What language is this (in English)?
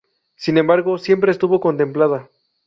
Spanish